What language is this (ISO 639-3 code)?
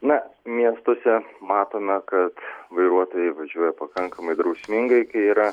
lit